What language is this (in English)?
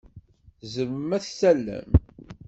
Kabyle